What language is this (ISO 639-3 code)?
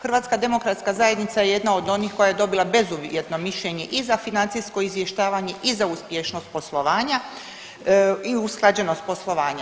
hrv